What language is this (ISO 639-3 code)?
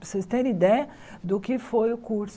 por